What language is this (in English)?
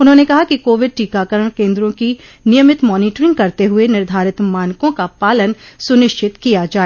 Hindi